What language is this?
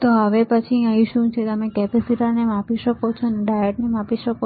Gujarati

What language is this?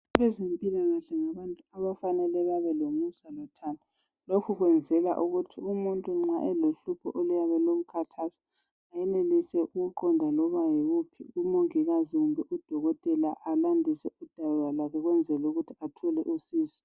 North Ndebele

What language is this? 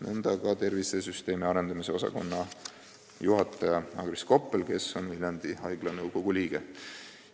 Estonian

